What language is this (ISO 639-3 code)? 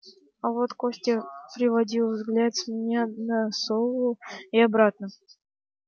rus